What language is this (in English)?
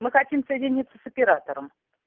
Russian